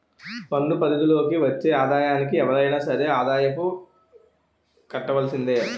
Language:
Telugu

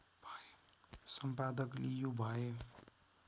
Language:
Nepali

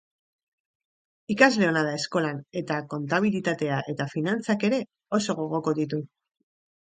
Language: Basque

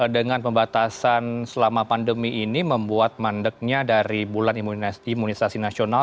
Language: Indonesian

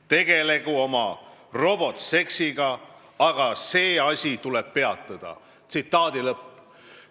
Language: Estonian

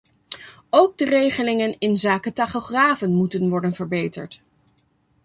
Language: Dutch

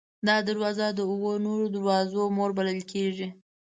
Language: Pashto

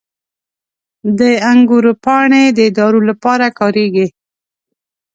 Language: Pashto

